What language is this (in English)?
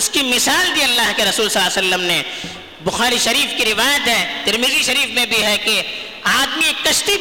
Urdu